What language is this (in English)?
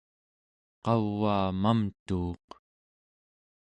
Central Yupik